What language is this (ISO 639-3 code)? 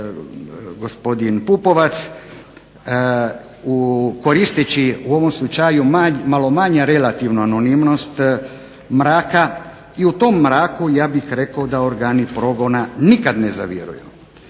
hrv